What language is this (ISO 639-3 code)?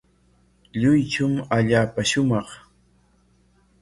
qwa